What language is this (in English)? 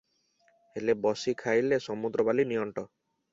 Odia